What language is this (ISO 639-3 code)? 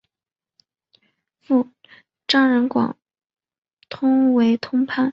zho